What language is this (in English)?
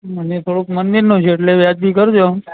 Gujarati